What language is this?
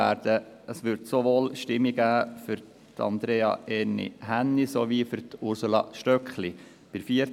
Swiss German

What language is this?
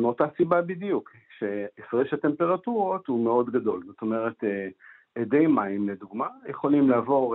Hebrew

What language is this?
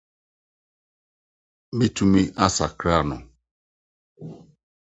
Akan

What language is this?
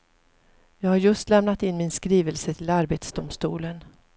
Swedish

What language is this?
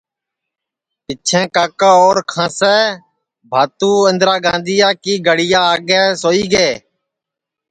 Sansi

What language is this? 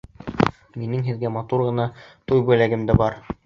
Bashkir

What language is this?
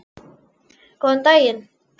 Icelandic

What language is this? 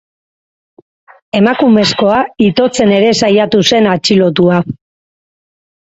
Basque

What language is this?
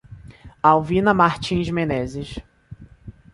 Portuguese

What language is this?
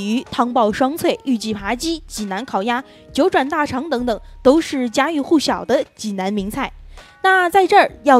Chinese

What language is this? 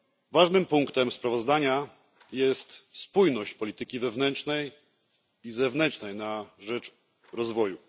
Polish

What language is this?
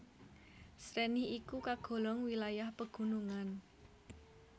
Javanese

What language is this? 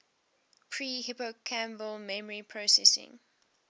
English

